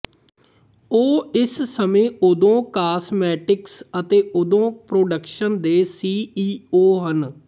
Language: Punjabi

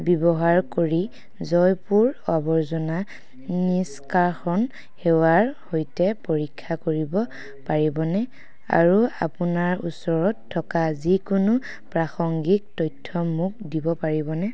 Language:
Assamese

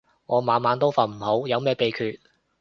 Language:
Cantonese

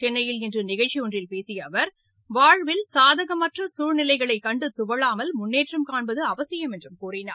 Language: Tamil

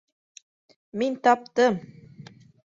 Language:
Bashkir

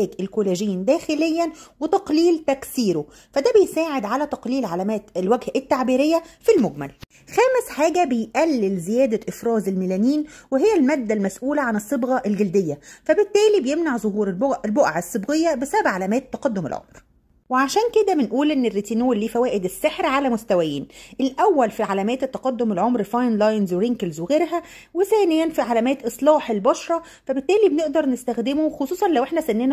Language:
Arabic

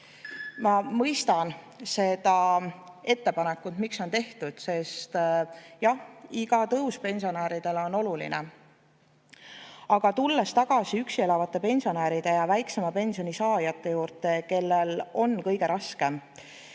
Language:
Estonian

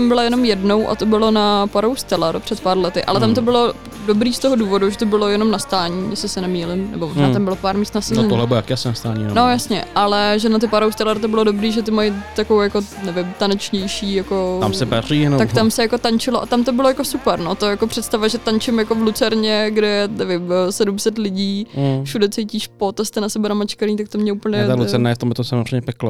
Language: Czech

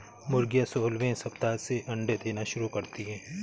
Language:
Hindi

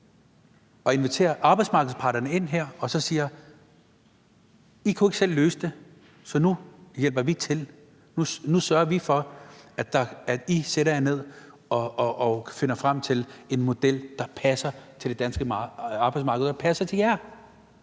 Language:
Danish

